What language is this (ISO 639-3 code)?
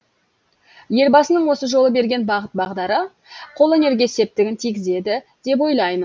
kaz